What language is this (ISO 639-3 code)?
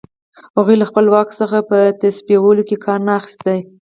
pus